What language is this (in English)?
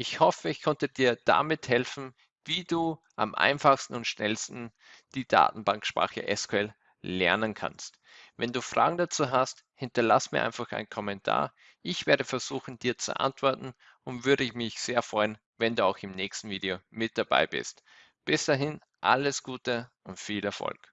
German